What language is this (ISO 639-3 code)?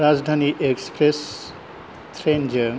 brx